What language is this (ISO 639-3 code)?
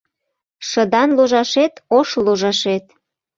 chm